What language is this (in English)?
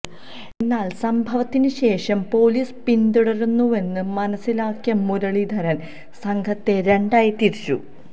Malayalam